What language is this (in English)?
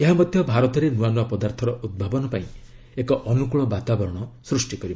Odia